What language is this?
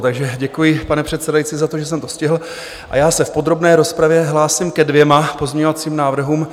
Czech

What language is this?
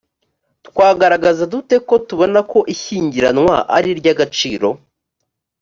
Kinyarwanda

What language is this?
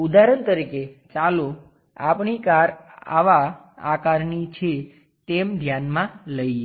Gujarati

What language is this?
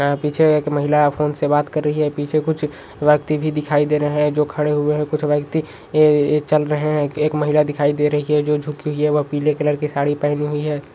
Magahi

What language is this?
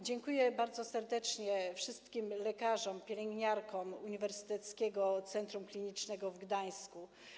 Polish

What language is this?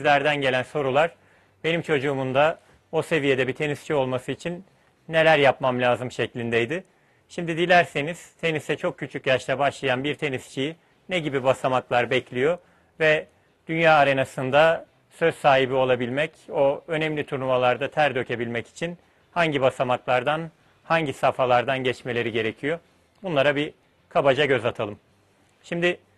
Turkish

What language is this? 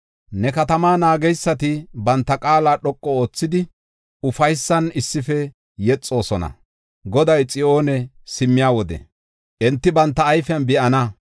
Gofa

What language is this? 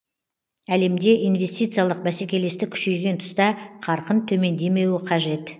Kazakh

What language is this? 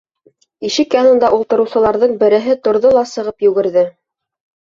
Bashkir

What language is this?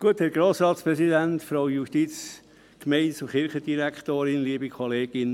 Swiss German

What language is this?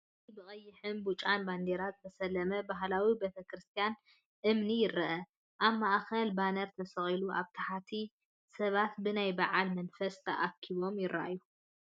Tigrinya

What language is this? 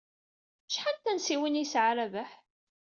Kabyle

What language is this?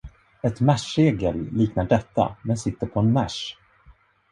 Swedish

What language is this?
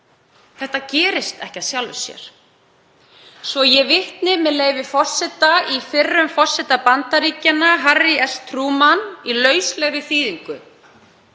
Icelandic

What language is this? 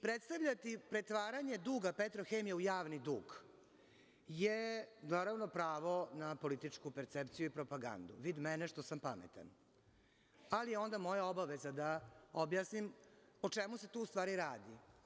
Serbian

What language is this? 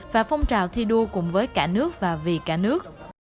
Vietnamese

